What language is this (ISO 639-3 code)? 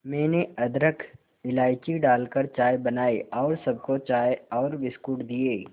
hin